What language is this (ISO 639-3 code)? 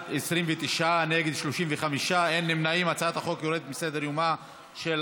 heb